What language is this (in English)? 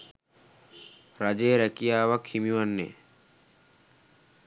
Sinhala